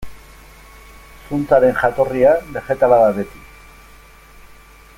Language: Basque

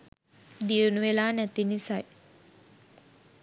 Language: Sinhala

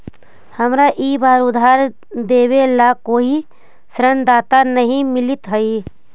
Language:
Magahi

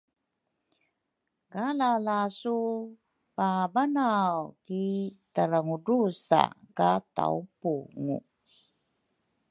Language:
Rukai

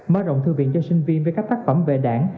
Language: Vietnamese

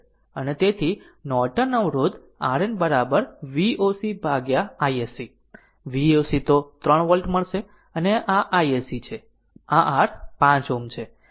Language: Gujarati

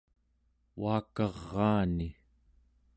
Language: Central Yupik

